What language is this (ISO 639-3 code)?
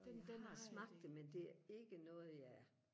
dan